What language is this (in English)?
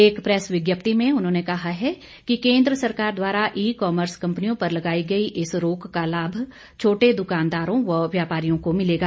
Hindi